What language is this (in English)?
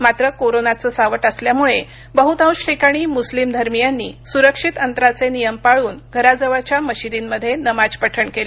Marathi